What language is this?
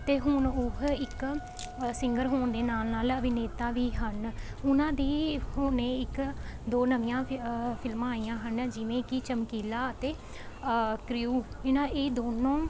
Punjabi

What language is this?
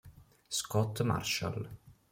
Italian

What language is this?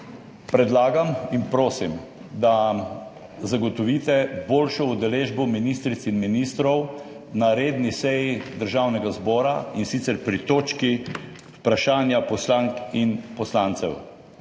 Slovenian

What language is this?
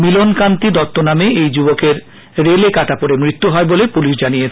Bangla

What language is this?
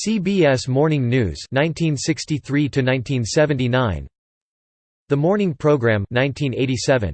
English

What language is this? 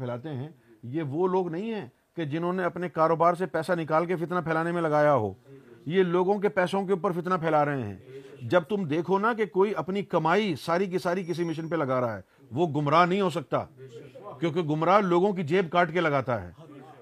Urdu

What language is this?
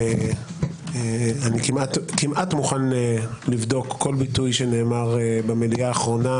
Hebrew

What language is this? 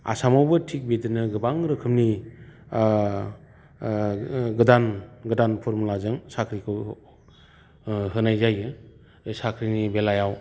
Bodo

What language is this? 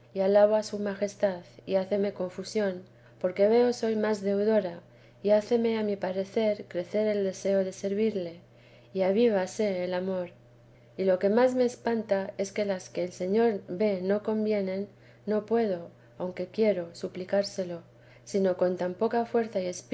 Spanish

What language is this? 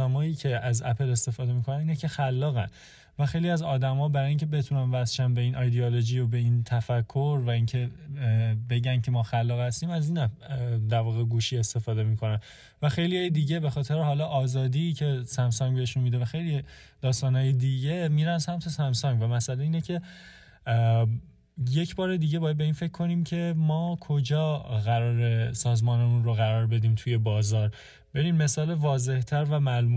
Persian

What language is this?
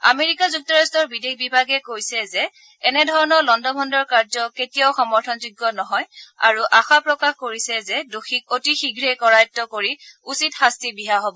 Assamese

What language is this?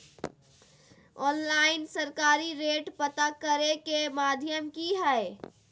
Magahi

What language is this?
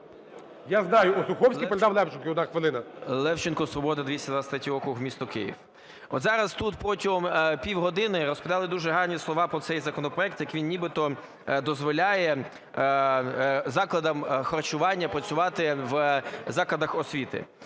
Ukrainian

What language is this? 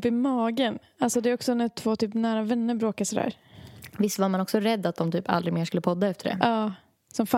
Swedish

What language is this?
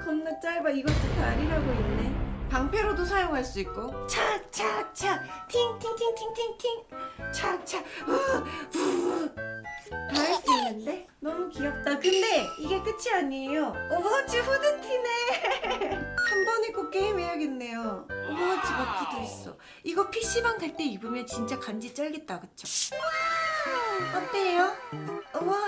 Korean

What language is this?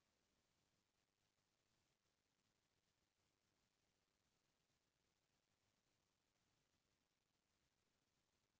Chhattisgarhi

